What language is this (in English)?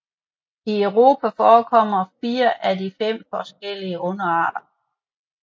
Danish